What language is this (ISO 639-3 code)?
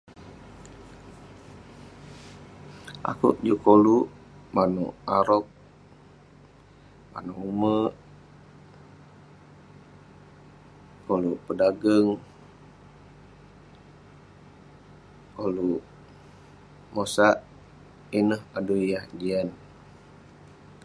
pne